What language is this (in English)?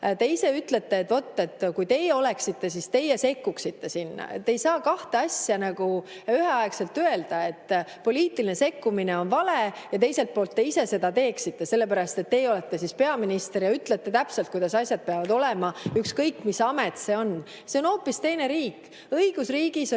Estonian